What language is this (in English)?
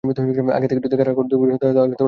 Bangla